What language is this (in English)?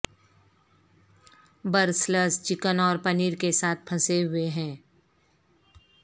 Urdu